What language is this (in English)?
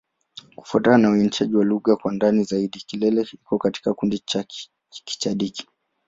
Swahili